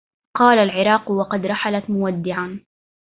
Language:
Arabic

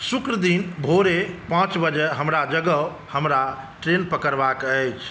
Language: Maithili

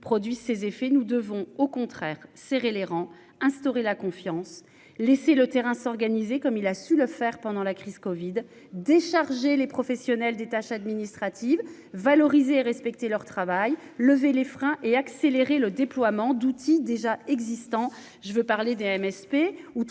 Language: French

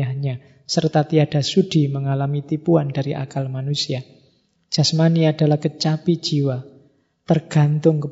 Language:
Indonesian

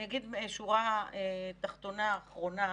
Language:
Hebrew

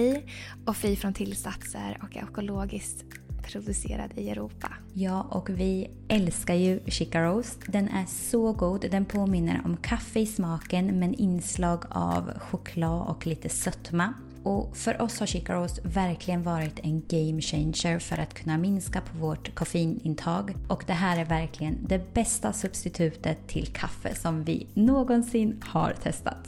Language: Swedish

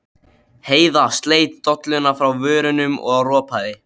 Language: Icelandic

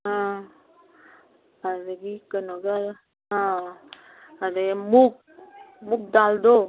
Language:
Manipuri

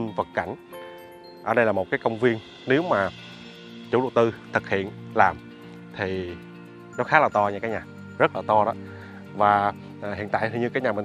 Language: Vietnamese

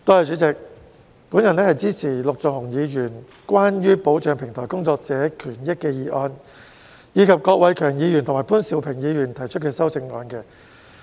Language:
Cantonese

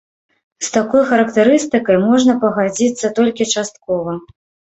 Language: Belarusian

